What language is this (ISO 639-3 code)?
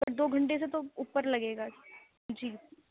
urd